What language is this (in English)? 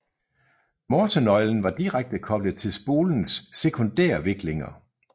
Danish